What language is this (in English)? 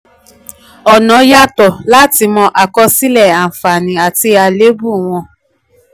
Yoruba